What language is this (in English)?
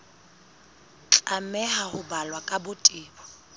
Southern Sotho